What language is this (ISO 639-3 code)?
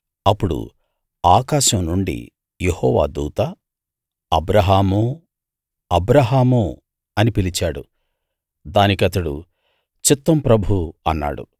tel